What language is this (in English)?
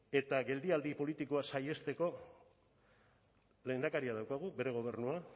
Basque